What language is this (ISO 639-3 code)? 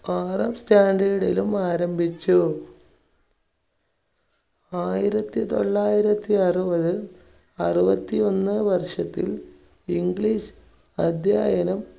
mal